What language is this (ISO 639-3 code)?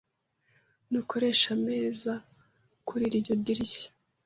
kin